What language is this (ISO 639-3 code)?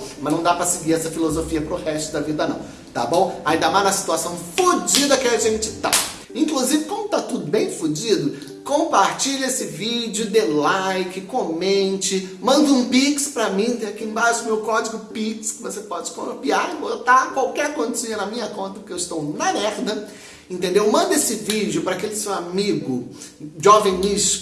por